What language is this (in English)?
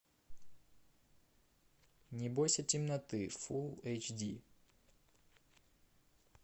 Russian